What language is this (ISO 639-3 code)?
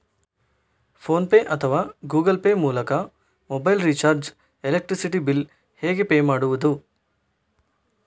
kan